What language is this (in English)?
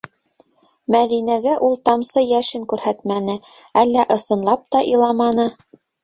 Bashkir